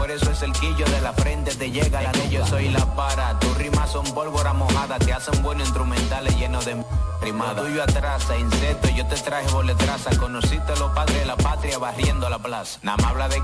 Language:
Spanish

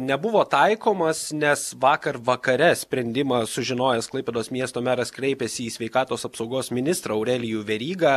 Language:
Lithuanian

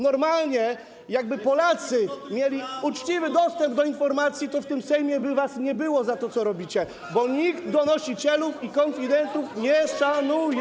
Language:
Polish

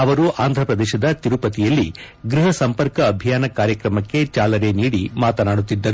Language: Kannada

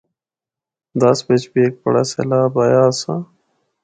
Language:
Northern Hindko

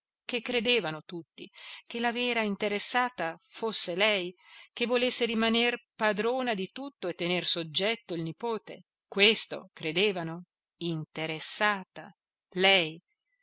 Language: Italian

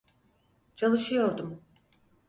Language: Turkish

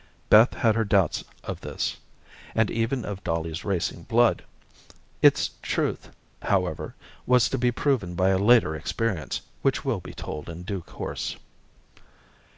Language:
English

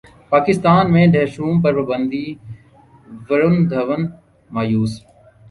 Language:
Urdu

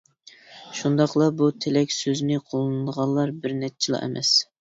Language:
Uyghur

